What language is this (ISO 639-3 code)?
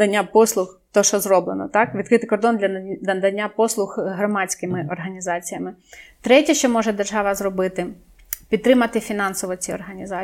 ukr